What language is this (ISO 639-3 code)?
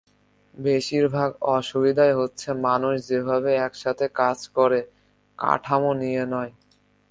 ben